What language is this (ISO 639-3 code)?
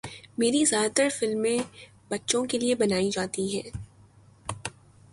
urd